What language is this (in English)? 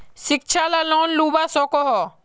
Magahi